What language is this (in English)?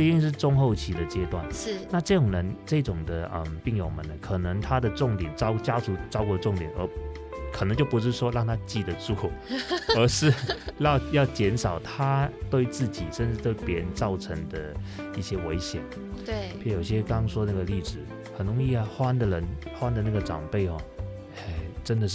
Chinese